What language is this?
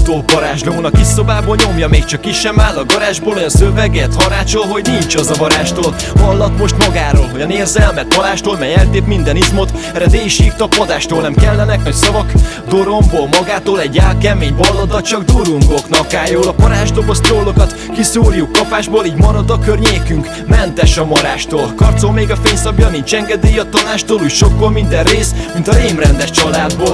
Hungarian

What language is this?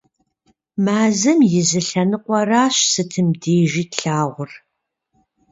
Kabardian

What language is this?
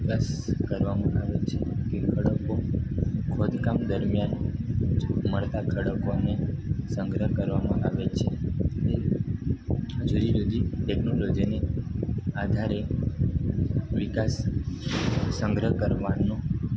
Gujarati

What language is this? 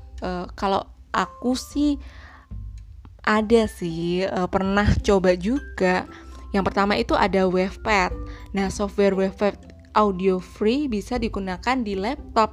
Indonesian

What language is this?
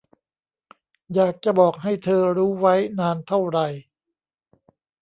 Thai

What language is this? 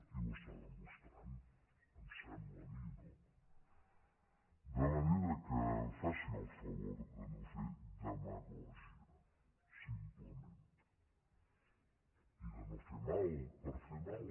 Catalan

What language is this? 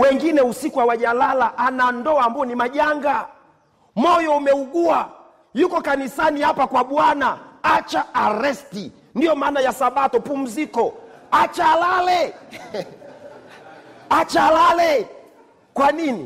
Swahili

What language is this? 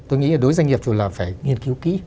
Vietnamese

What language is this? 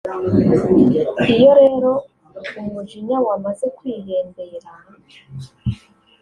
Kinyarwanda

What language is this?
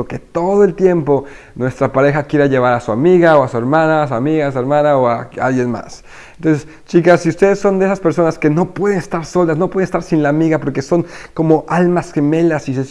Spanish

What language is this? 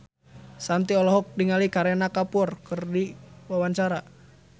Sundanese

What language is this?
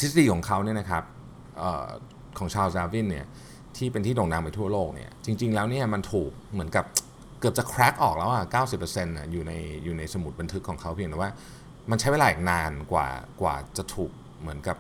Thai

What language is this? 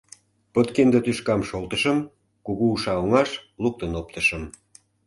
Mari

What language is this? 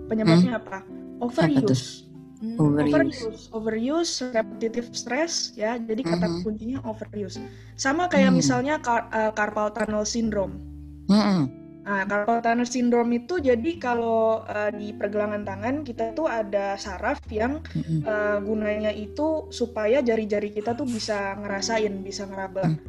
Indonesian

